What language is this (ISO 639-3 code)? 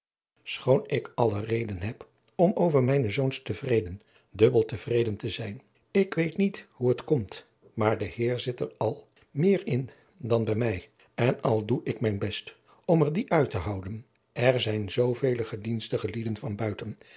nld